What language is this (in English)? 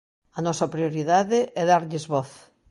Galician